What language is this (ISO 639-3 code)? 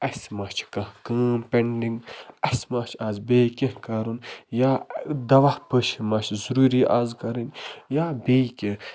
kas